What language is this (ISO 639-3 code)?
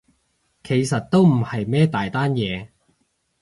yue